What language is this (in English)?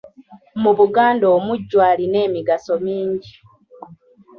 Ganda